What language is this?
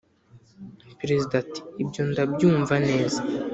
Kinyarwanda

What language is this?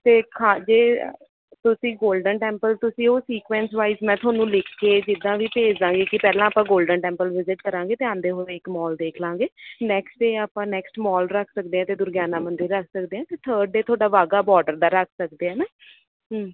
Punjabi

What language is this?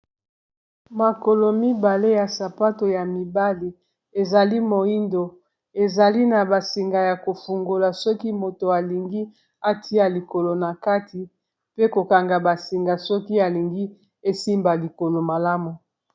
Lingala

